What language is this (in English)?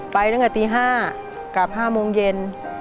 Thai